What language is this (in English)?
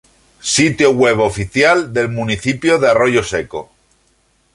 Spanish